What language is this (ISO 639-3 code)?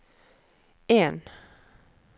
nor